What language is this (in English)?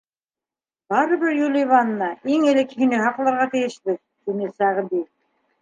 Bashkir